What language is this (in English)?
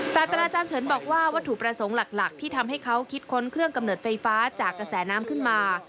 Thai